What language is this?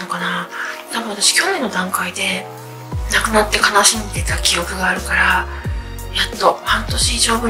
Japanese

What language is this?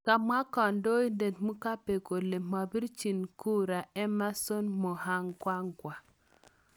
Kalenjin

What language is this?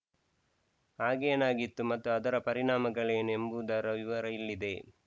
Kannada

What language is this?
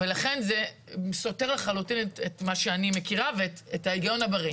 Hebrew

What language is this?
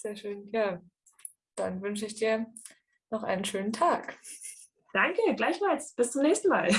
German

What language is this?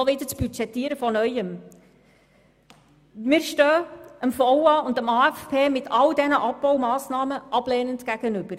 Swiss German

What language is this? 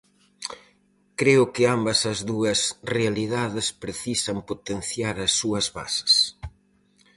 Galician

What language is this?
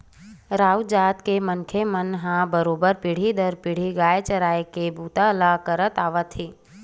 Chhattisgarhi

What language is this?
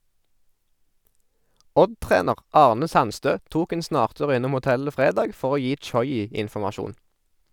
Norwegian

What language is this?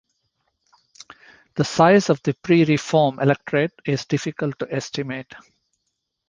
English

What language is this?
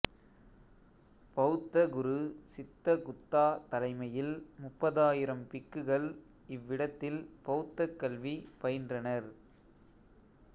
Tamil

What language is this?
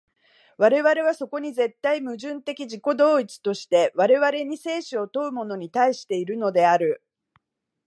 Japanese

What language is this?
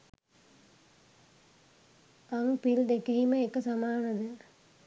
Sinhala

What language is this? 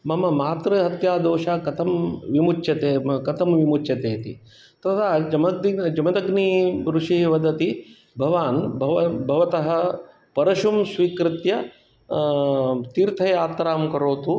Sanskrit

